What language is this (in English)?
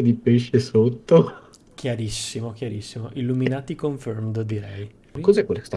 Italian